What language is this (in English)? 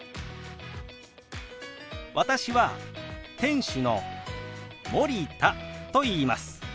Japanese